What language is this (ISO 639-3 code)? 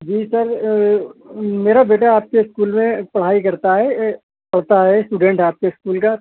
urd